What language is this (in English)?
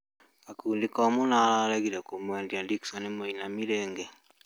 Kikuyu